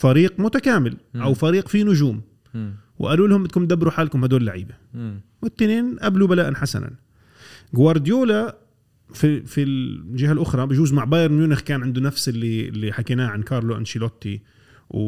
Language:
Arabic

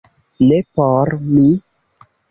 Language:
Esperanto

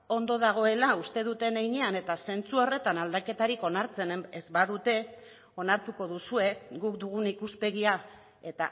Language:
Basque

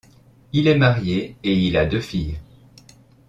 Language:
French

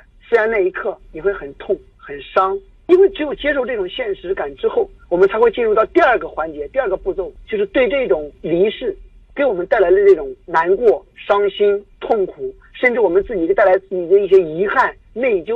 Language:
Chinese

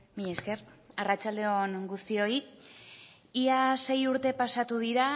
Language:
Basque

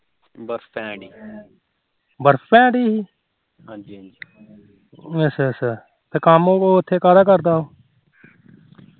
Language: Punjabi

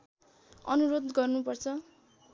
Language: Nepali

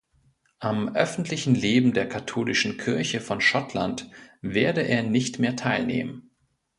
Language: German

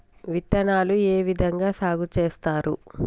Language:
Telugu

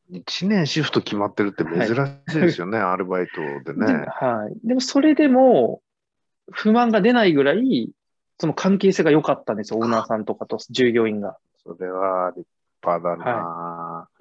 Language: Japanese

